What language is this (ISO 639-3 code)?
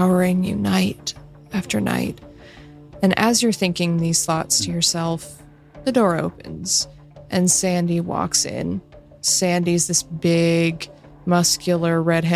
eng